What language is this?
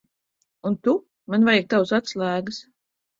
Latvian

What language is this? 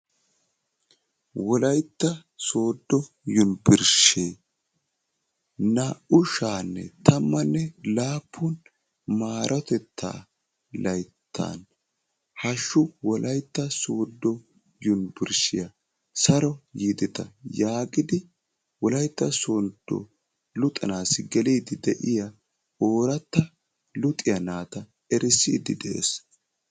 Wolaytta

